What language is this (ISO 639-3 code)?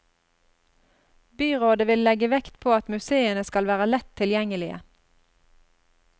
nor